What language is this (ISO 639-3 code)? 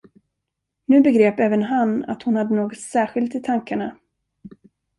swe